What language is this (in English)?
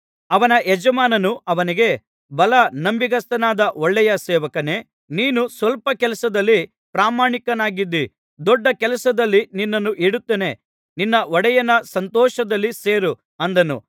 Kannada